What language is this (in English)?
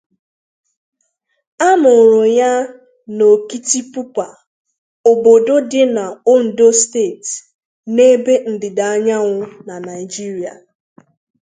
Igbo